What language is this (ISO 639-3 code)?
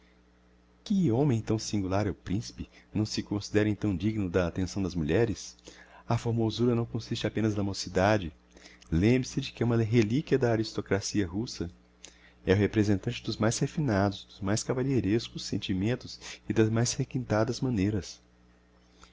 por